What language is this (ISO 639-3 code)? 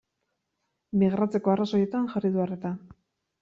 eus